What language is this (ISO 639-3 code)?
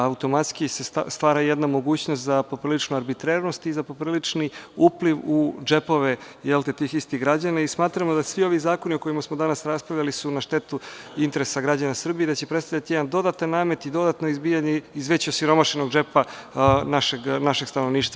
srp